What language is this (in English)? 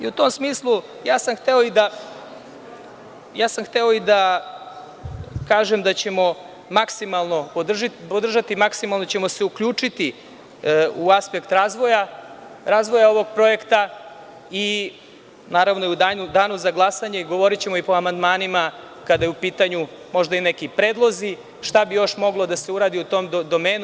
Serbian